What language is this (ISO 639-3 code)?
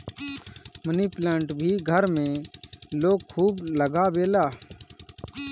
bho